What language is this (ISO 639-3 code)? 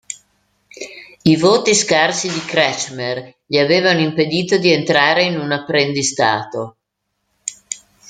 ita